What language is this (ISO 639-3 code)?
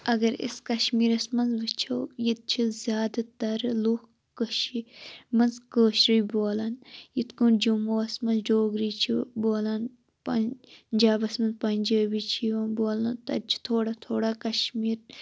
kas